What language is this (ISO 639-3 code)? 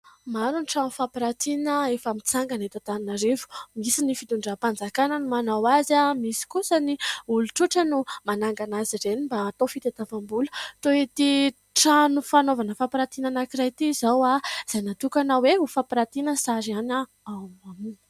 mlg